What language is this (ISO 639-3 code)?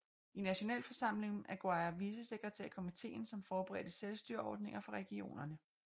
dan